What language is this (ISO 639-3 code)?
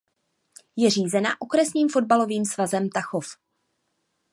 ces